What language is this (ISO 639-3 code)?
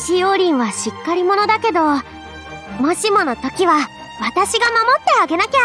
jpn